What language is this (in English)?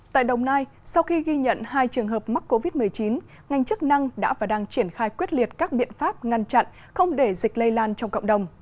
Vietnamese